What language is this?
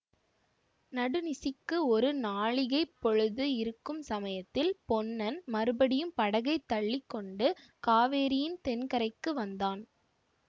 Tamil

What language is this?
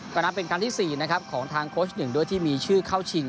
Thai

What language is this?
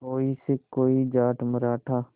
Hindi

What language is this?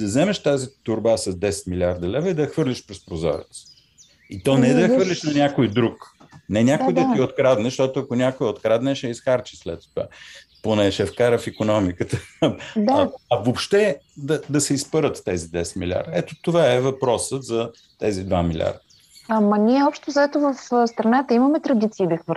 Bulgarian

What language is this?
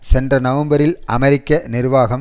Tamil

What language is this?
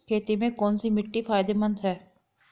Hindi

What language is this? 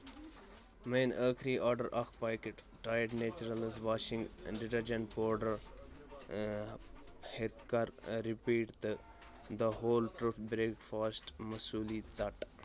Kashmiri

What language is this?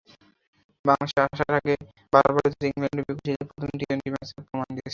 Bangla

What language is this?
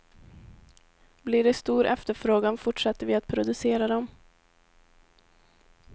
Swedish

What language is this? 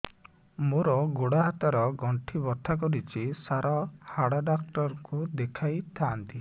Odia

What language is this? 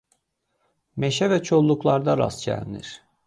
Azerbaijani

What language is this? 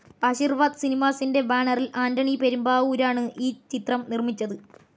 Malayalam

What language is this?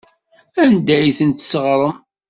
Kabyle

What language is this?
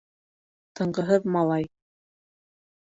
Bashkir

